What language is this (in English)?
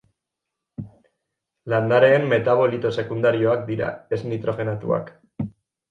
Basque